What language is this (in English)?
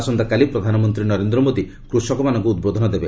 Odia